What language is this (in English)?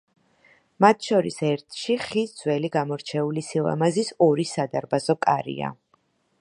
Georgian